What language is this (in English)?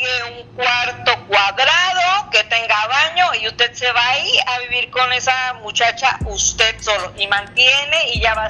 Spanish